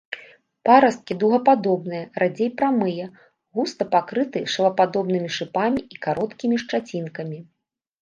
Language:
Belarusian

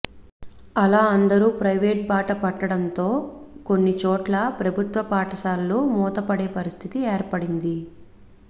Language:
Telugu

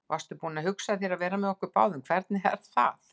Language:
Icelandic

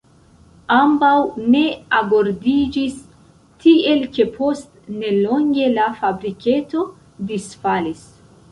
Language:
Esperanto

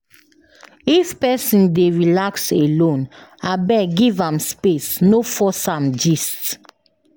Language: Nigerian Pidgin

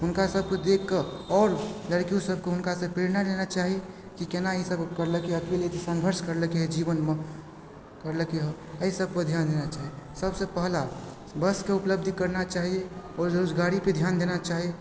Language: Maithili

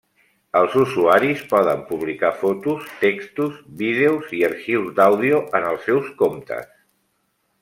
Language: Catalan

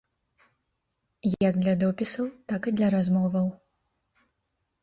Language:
Belarusian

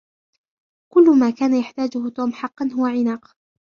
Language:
Arabic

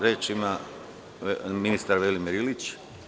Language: Serbian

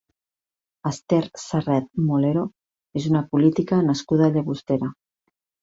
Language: Catalan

